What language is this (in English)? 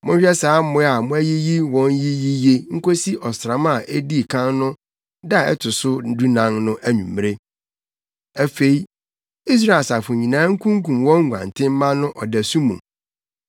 Akan